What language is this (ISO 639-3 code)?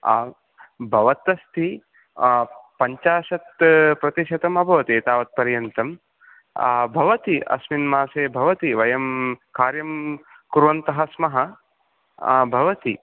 san